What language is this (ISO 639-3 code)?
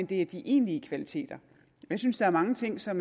dan